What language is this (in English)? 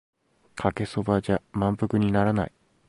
Japanese